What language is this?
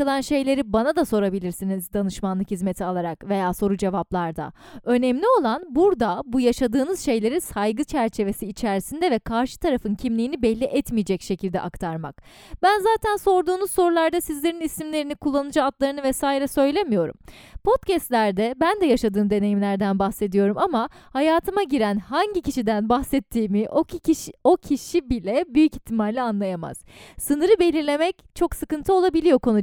Turkish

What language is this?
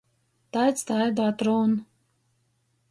Latgalian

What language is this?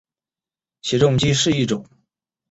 Chinese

